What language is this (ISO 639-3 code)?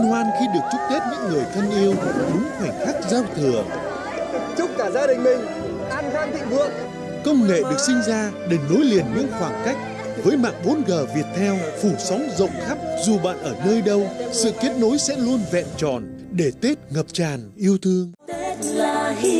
vie